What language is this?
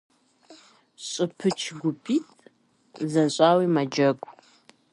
Kabardian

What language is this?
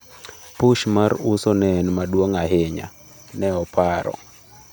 Luo (Kenya and Tanzania)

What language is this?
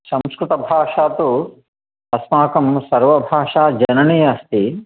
Sanskrit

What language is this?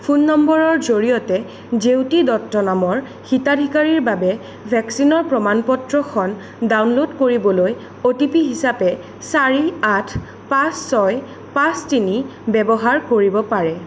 Assamese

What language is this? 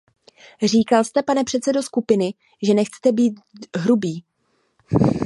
Czech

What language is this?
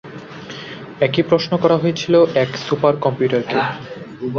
Bangla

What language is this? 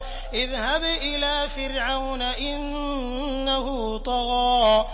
Arabic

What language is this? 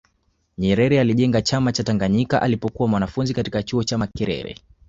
Swahili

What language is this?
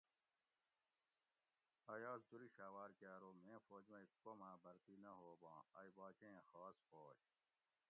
Gawri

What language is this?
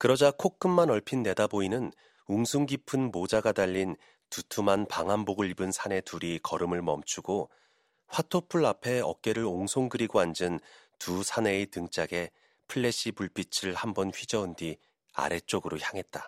Korean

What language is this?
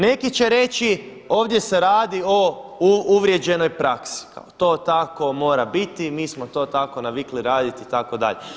Croatian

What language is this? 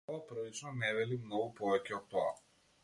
Macedonian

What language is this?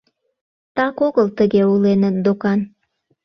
Mari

